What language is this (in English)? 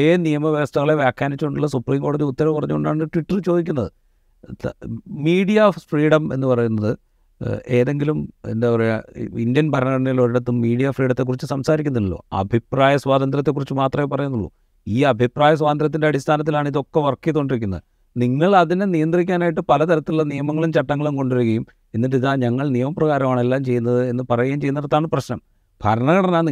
Malayalam